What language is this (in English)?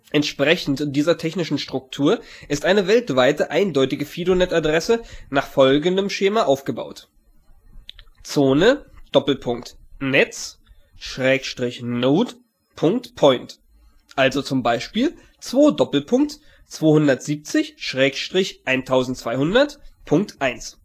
German